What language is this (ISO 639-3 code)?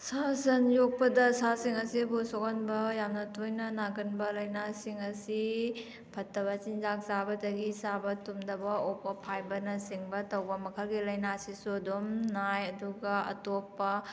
mni